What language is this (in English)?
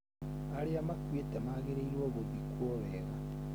Kikuyu